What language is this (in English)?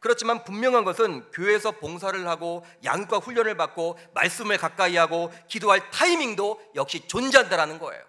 Korean